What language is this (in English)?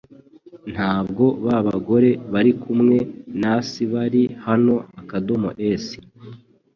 Kinyarwanda